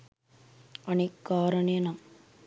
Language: Sinhala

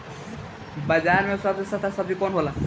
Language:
Bhojpuri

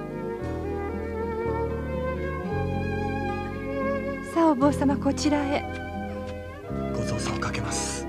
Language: Japanese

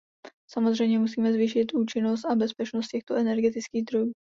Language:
Czech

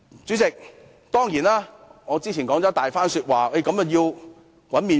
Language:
Cantonese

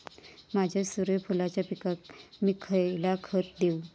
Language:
Marathi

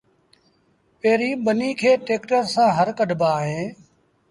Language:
Sindhi Bhil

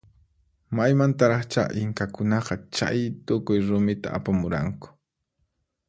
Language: Puno Quechua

